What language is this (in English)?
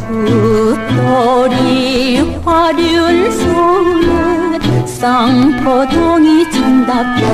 Korean